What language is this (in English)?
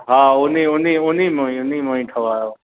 Sindhi